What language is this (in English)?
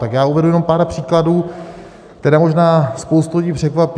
Czech